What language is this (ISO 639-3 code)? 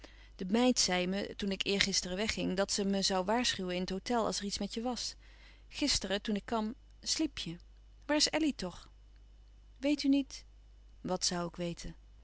nld